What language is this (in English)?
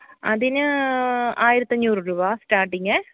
Malayalam